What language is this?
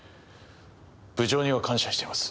Japanese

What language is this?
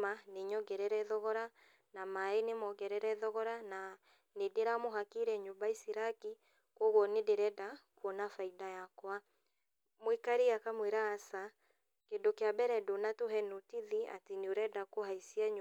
Kikuyu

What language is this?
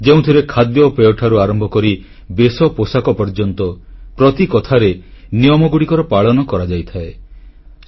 Odia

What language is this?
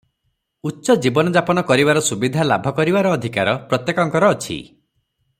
Odia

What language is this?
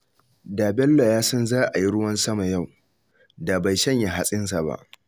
Hausa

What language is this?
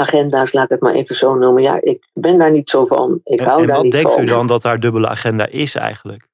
Dutch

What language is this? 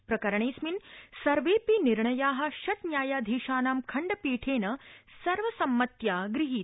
Sanskrit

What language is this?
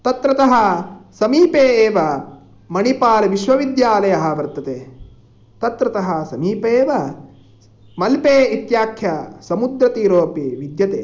Sanskrit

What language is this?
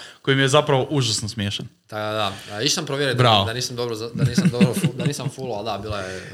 Croatian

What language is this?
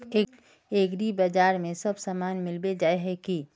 Magahi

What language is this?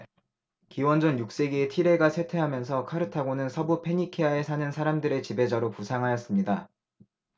Korean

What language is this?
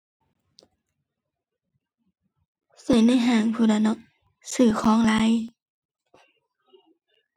Thai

